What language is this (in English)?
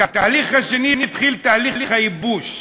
Hebrew